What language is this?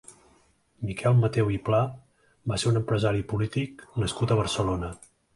Catalan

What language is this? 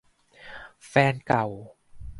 Thai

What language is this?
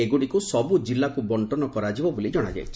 Odia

